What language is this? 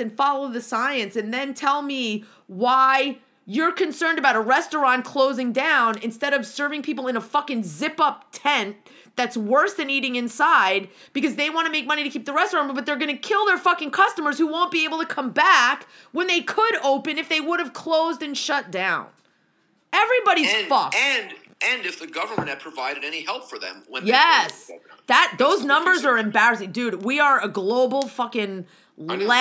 English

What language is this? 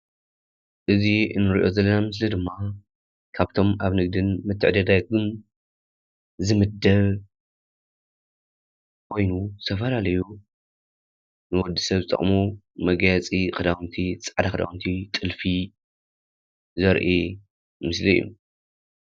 Tigrinya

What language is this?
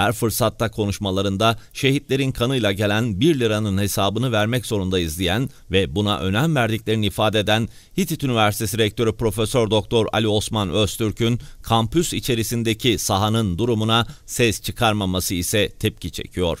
Turkish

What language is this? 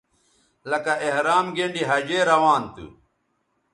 Bateri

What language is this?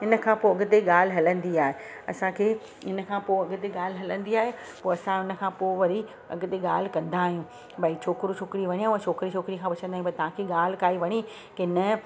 Sindhi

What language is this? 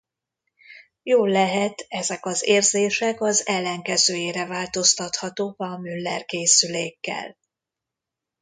Hungarian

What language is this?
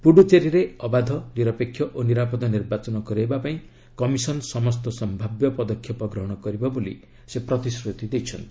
Odia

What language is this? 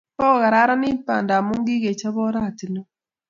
Kalenjin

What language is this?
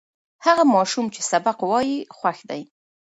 Pashto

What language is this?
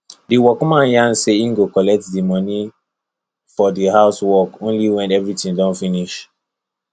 Nigerian Pidgin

